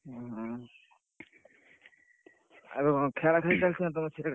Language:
Odia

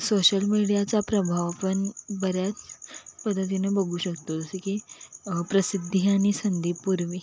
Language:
Marathi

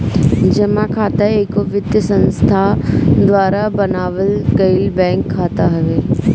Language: Bhojpuri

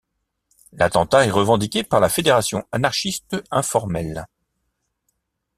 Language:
French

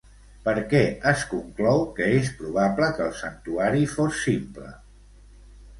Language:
Catalan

